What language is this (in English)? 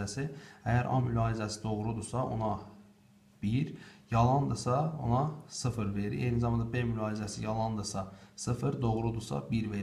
Turkish